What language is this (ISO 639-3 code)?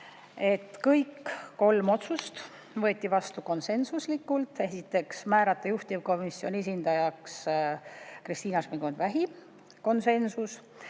est